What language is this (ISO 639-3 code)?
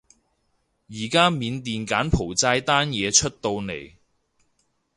yue